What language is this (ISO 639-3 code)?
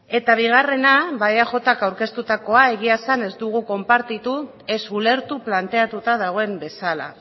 eus